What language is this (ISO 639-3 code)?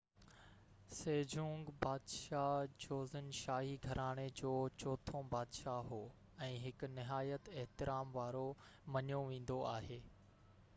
snd